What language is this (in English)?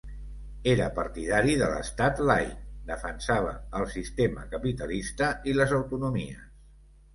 Catalan